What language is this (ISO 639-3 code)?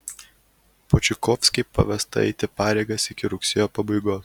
lit